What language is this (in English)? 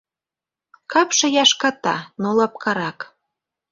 Mari